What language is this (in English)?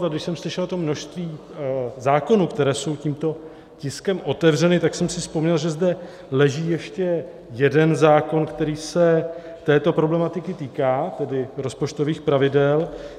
Czech